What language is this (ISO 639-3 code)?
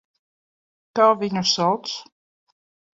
lav